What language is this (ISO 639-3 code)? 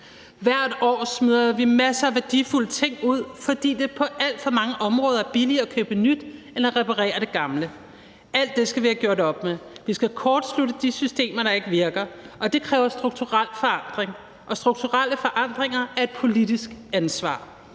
dan